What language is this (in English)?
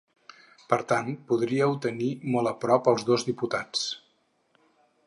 Catalan